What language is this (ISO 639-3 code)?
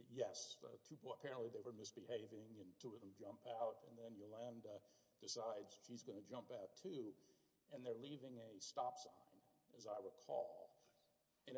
eng